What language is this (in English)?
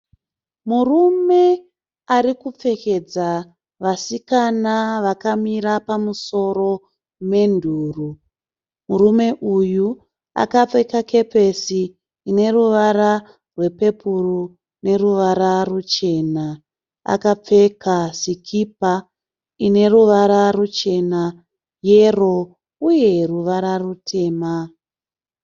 Shona